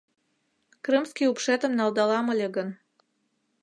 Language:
Mari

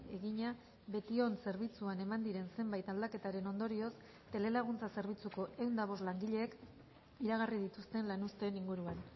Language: Basque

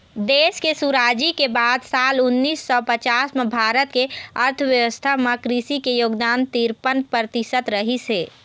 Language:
Chhattisgarhi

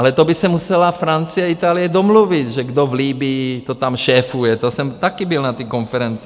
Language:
Czech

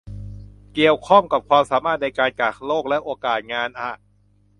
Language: Thai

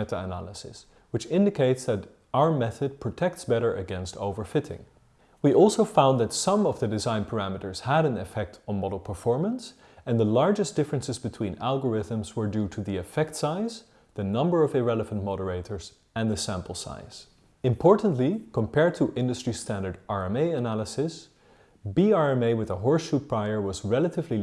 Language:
English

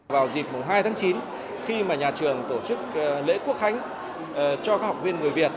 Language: Vietnamese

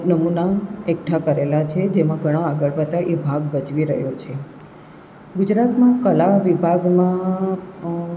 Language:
Gujarati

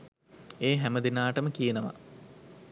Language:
Sinhala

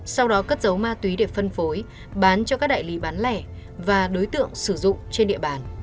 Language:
Vietnamese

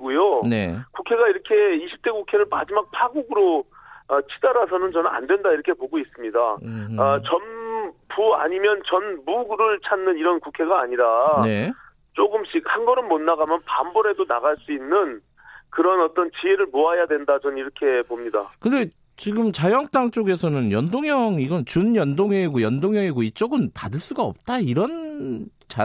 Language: Korean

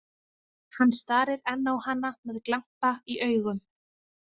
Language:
Icelandic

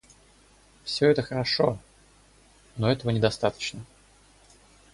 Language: Russian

